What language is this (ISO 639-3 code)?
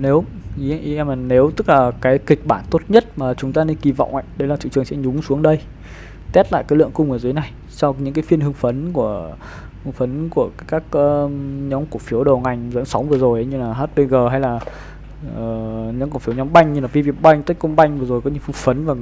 vie